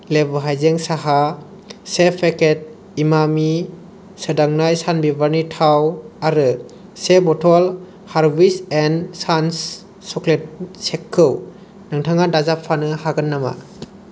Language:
Bodo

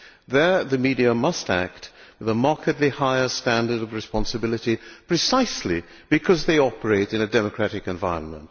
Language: English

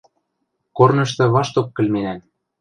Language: Western Mari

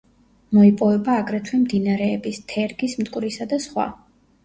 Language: Georgian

